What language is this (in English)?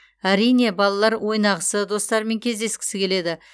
Kazakh